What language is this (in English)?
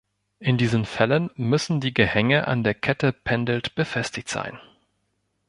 German